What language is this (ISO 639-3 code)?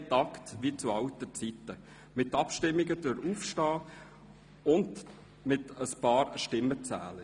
gsw